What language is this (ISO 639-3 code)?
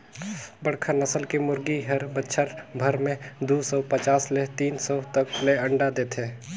hne